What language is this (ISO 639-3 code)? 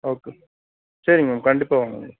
tam